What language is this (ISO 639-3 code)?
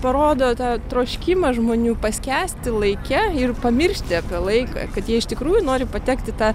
lit